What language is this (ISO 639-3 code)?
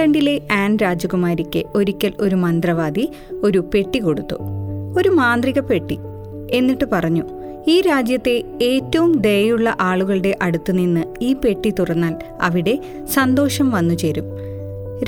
mal